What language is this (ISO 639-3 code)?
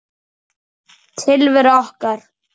isl